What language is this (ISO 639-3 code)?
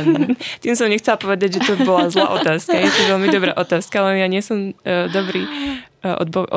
slk